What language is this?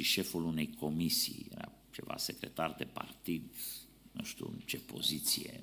Romanian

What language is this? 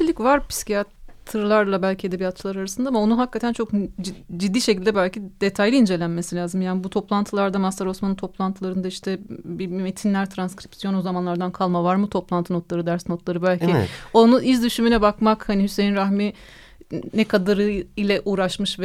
Turkish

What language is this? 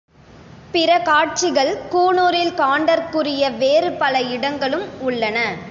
Tamil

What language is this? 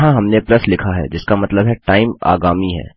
Hindi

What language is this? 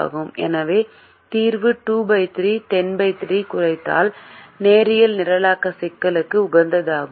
Tamil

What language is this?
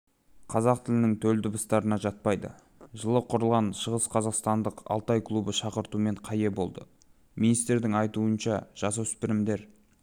Kazakh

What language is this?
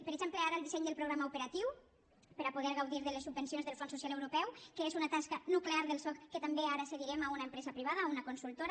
Catalan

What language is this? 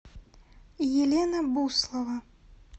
Russian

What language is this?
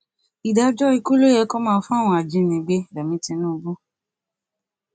Yoruba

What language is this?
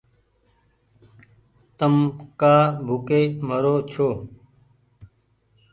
Goaria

